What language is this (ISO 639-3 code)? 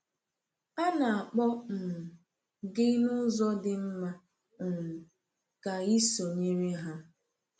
ibo